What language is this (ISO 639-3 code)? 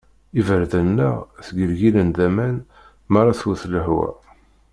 kab